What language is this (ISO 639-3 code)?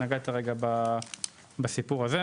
heb